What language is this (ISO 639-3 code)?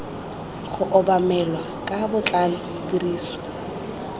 tsn